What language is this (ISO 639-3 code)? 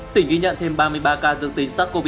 vie